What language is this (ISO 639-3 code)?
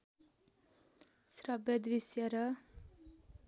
nep